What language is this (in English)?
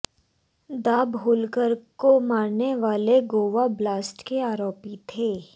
Hindi